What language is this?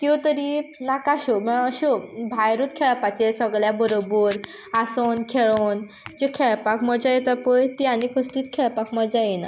Konkani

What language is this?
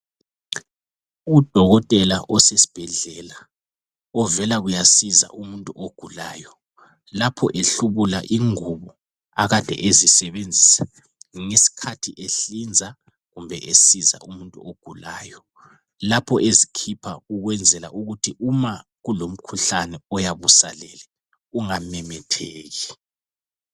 North Ndebele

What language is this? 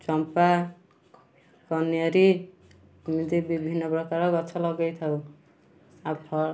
Odia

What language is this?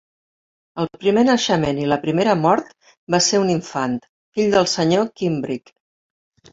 Catalan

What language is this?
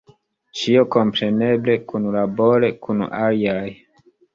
Esperanto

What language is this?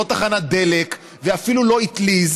Hebrew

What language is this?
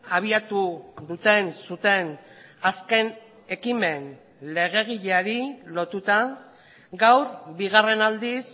Basque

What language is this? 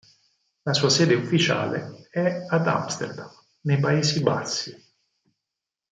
Italian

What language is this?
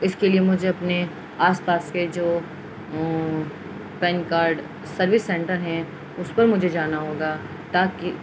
Urdu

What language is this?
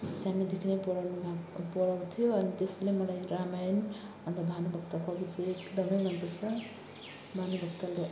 Nepali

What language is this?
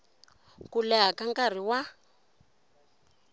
Tsonga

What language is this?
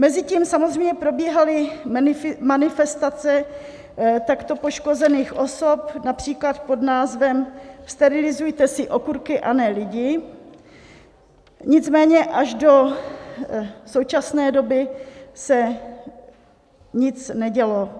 Czech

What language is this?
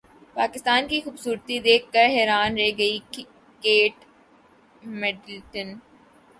Urdu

